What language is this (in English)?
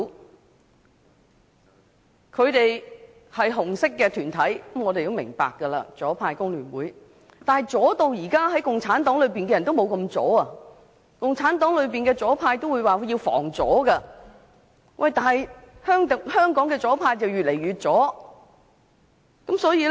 Cantonese